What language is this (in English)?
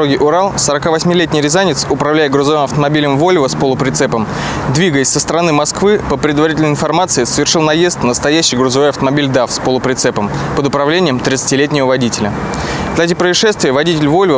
Russian